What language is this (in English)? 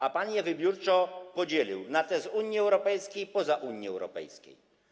Polish